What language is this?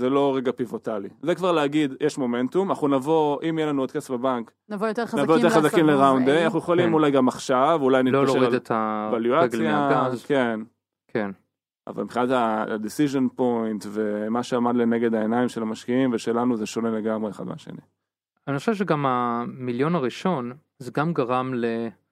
Hebrew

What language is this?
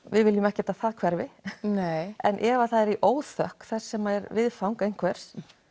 Icelandic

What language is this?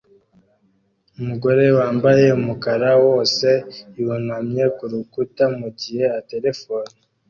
Kinyarwanda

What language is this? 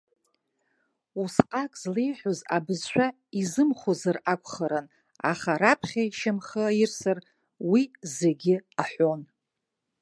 Abkhazian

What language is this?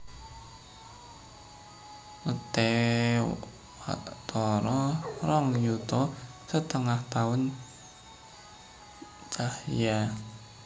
Javanese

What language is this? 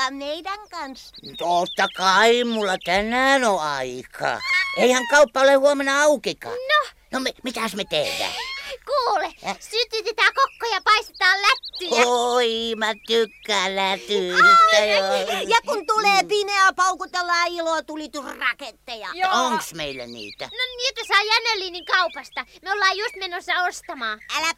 Finnish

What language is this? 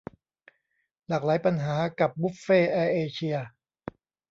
Thai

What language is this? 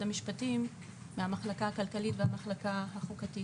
Hebrew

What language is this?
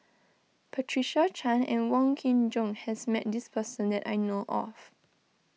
English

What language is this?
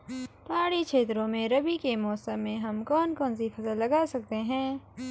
Hindi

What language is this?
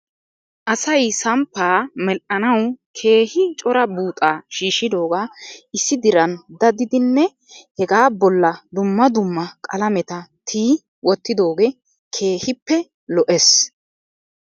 Wolaytta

